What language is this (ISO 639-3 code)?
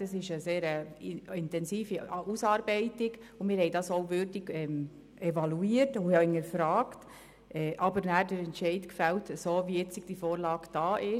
gsw